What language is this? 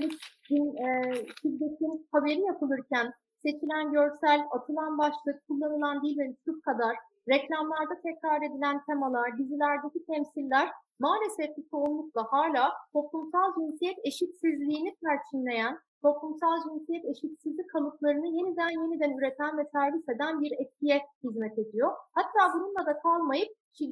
Turkish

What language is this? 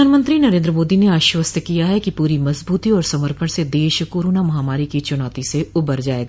Hindi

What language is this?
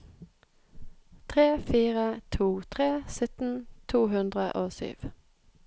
Norwegian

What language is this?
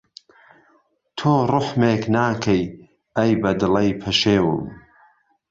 Central Kurdish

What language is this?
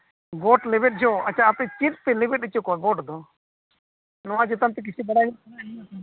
Santali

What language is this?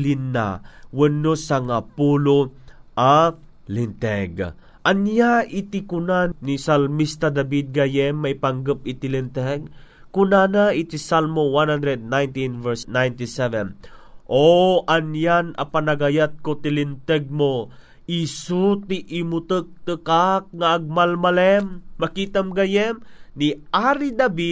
Filipino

